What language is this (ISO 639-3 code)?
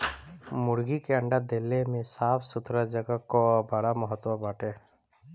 bho